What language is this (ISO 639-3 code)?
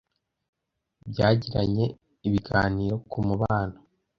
kin